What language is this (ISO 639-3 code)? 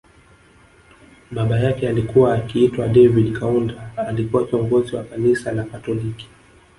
swa